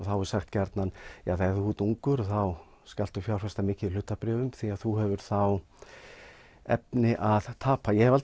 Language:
Icelandic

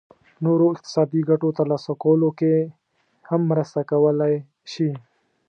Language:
Pashto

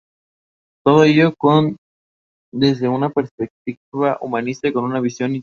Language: Spanish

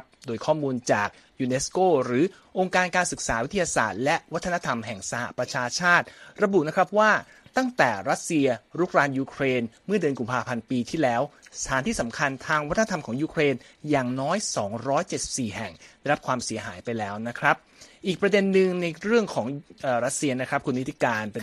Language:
Thai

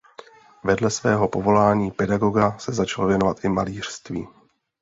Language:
Czech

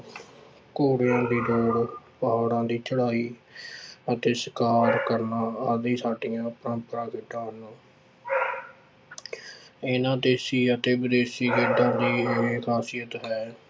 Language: Punjabi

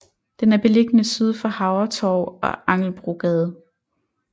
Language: Danish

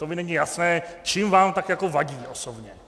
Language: Czech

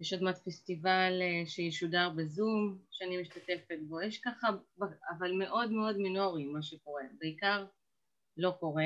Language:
Hebrew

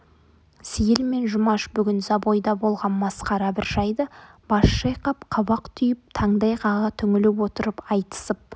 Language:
Kazakh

